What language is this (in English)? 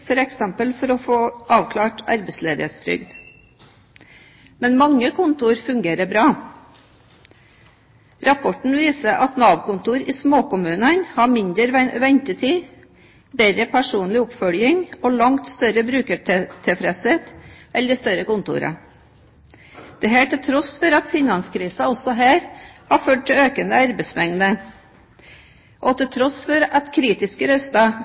Norwegian Bokmål